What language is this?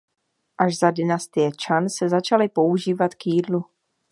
Czech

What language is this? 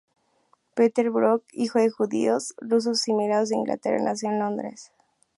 Spanish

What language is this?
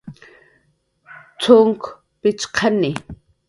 Jaqaru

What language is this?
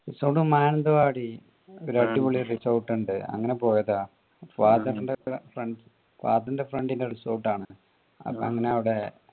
Malayalam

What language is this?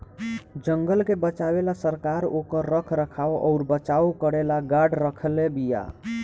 Bhojpuri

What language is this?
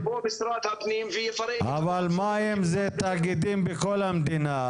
Hebrew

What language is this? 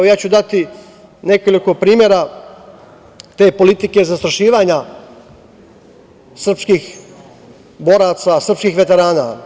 Serbian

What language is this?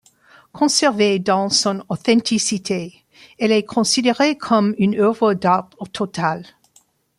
French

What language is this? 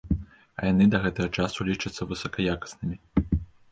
Belarusian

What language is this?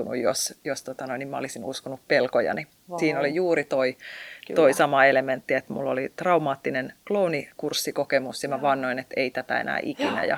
Finnish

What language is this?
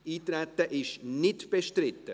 Swiss German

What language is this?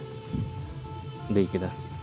Santali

